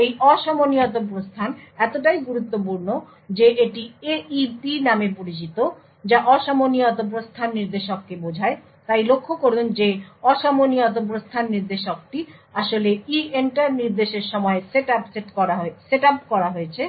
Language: Bangla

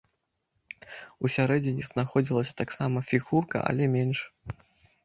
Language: Belarusian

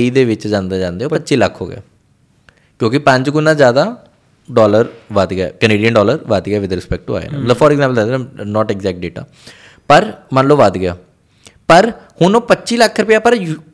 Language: Punjabi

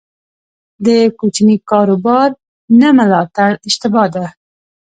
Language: Pashto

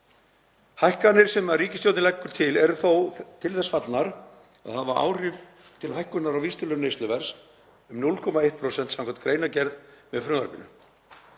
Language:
Icelandic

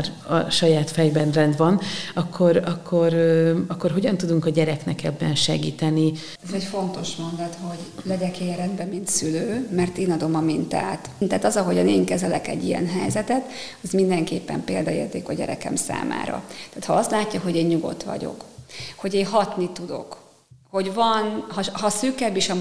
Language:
Hungarian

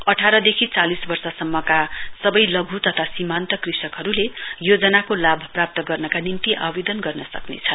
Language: Nepali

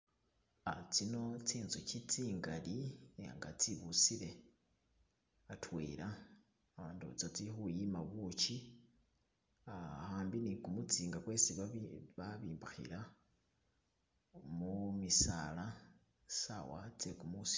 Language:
Masaaba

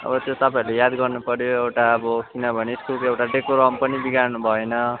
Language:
Nepali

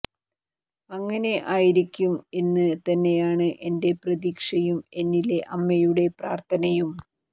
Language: Malayalam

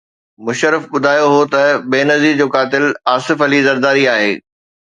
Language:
Sindhi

